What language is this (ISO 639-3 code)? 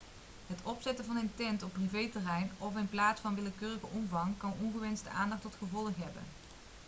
nld